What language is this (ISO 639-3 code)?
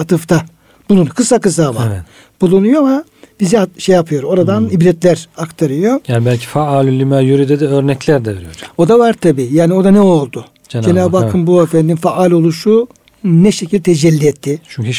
tur